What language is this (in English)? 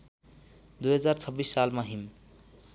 Nepali